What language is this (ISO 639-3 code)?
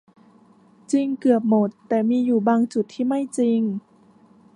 tha